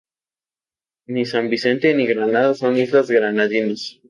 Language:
Spanish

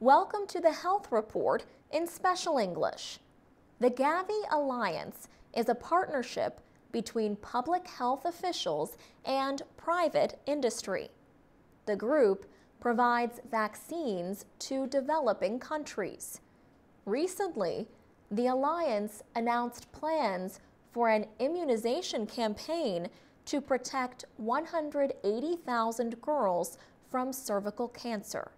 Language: English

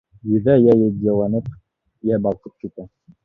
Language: Bashkir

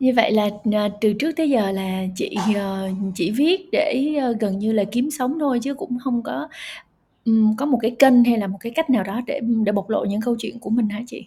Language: Vietnamese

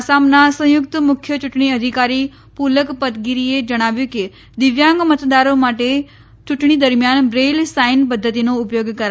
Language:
Gujarati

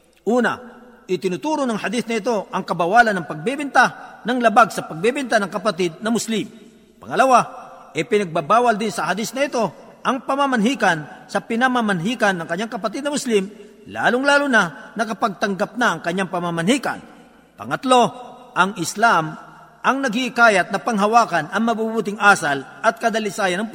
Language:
Filipino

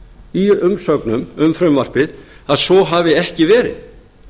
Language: Icelandic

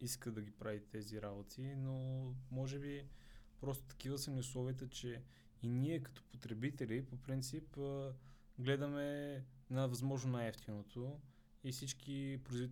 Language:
Bulgarian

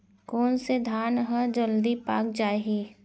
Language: Chhattisgarhi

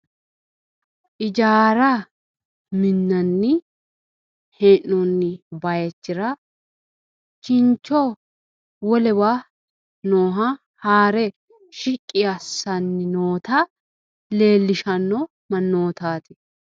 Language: Sidamo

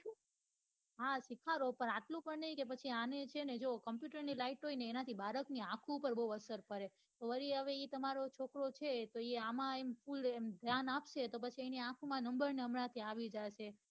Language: Gujarati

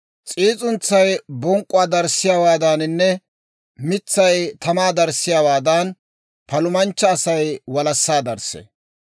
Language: Dawro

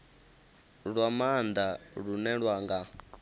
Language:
Venda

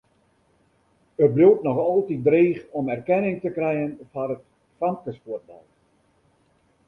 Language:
Western Frisian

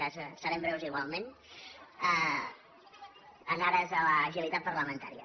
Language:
Catalan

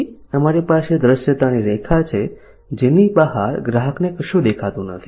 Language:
Gujarati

